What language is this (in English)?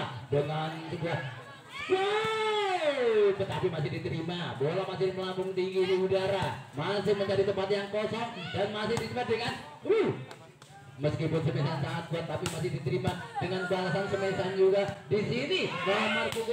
Indonesian